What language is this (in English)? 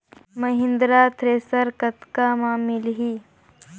Chhattisgarhi